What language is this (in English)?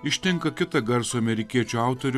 Lithuanian